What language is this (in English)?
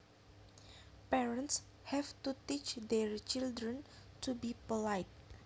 Javanese